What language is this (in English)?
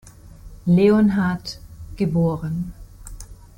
German